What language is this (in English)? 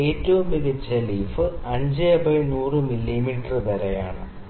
Malayalam